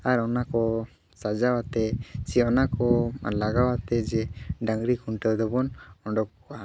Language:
Santali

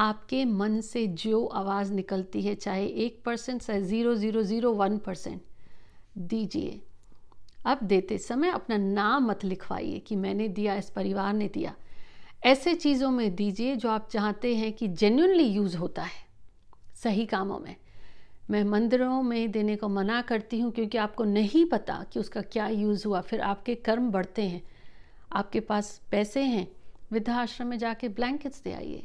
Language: Hindi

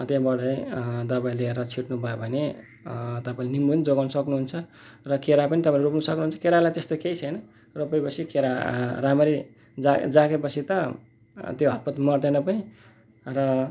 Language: Nepali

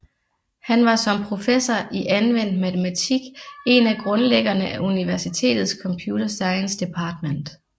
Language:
Danish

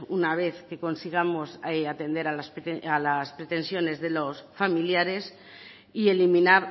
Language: Spanish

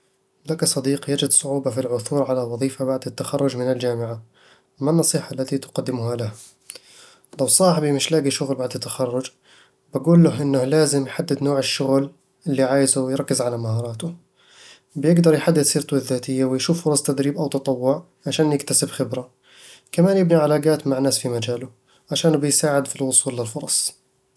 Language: Eastern Egyptian Bedawi Arabic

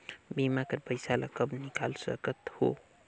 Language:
Chhattisgarhi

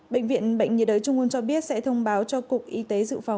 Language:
Vietnamese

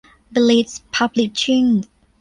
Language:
Thai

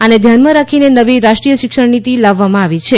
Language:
Gujarati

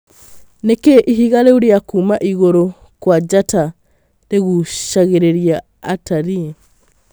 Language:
Kikuyu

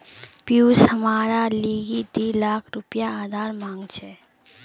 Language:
Magahi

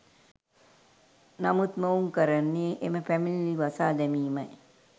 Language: Sinhala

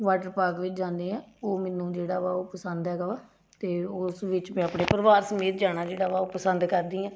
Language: Punjabi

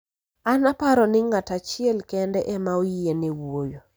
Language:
Luo (Kenya and Tanzania)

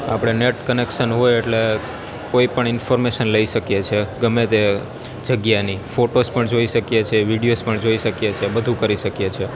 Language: Gujarati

